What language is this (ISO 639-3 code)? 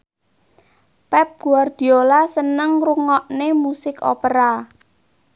jav